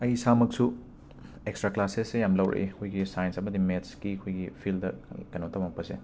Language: Manipuri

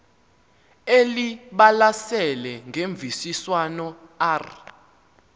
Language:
Xhosa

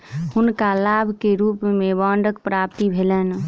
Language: Maithili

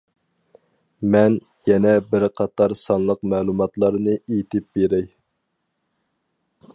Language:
Uyghur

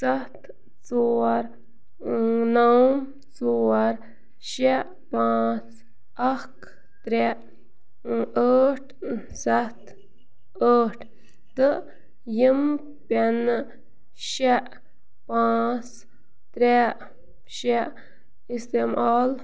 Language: Kashmiri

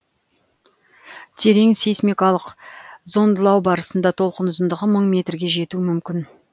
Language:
Kazakh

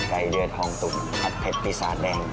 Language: Thai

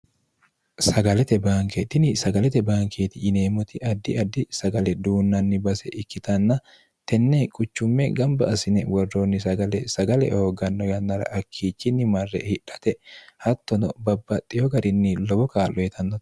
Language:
Sidamo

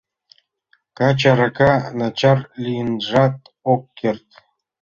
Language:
Mari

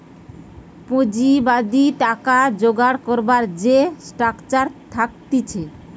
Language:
Bangla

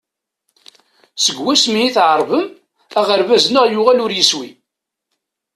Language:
Kabyle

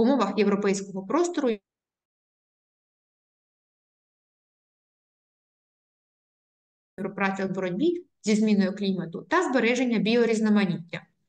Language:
Ukrainian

